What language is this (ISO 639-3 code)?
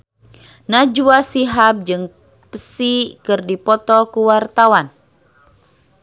sun